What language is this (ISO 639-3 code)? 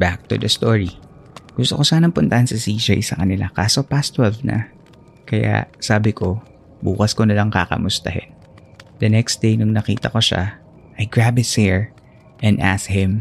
fil